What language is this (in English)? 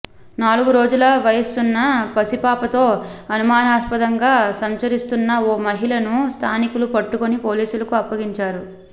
Telugu